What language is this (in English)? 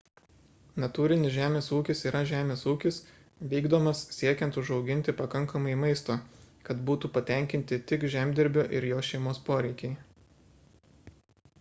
Lithuanian